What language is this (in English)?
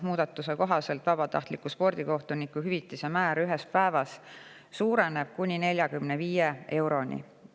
Estonian